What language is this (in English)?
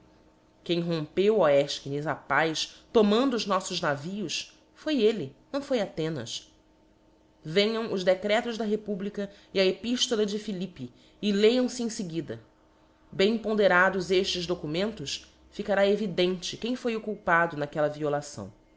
Portuguese